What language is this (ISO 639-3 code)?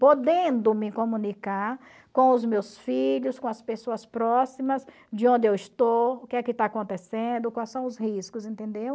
por